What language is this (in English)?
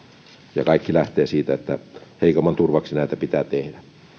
Finnish